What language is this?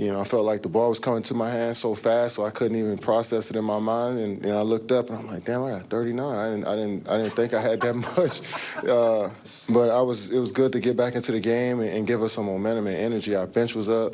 English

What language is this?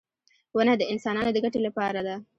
Pashto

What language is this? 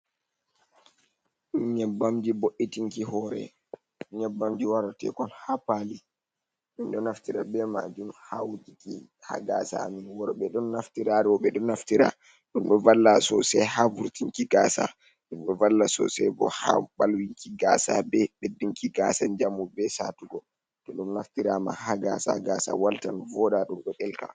Fula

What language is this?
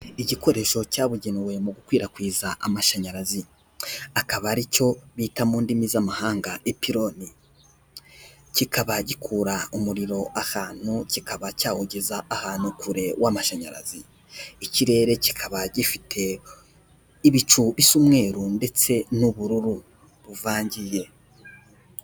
Kinyarwanda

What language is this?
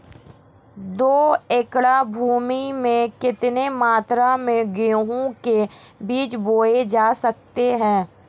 Hindi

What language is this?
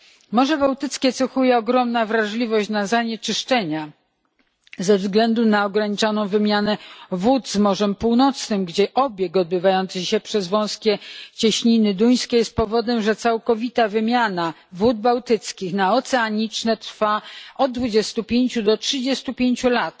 Polish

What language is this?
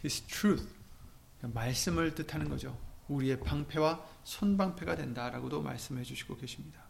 Korean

